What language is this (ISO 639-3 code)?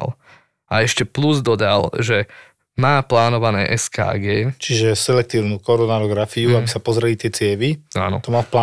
slk